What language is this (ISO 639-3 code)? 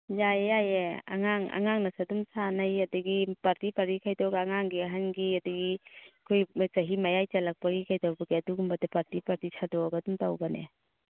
mni